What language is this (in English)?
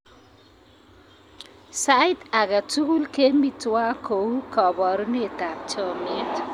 Kalenjin